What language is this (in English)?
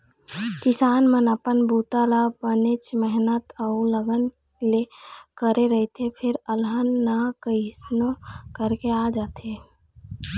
Chhattisgarhi